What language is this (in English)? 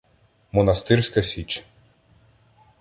Ukrainian